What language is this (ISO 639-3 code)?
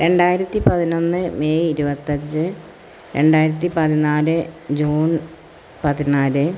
mal